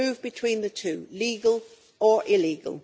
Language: English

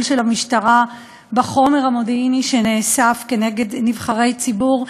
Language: Hebrew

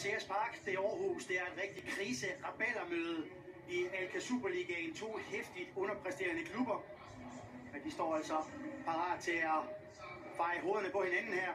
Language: Danish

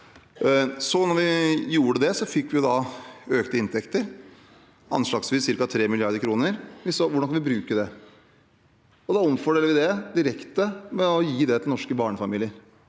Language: Norwegian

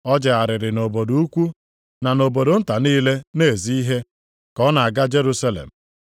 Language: Igbo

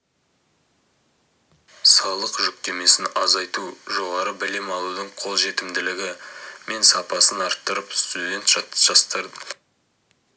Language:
Kazakh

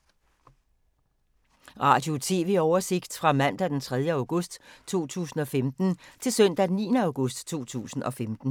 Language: Danish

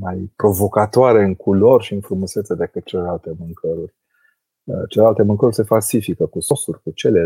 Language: Romanian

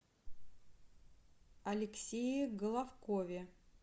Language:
Russian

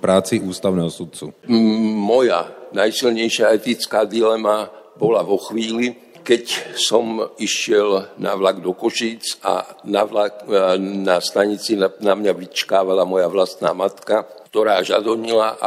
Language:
Slovak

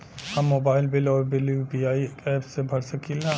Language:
Bhojpuri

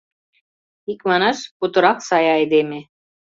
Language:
Mari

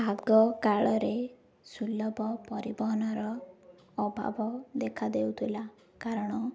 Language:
Odia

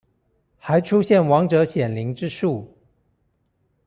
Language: Chinese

